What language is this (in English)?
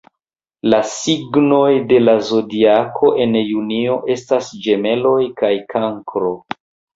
Esperanto